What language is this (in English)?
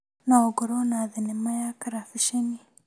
Kikuyu